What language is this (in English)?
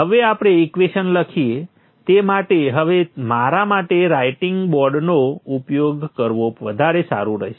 Gujarati